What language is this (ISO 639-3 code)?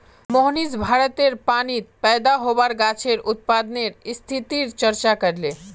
mag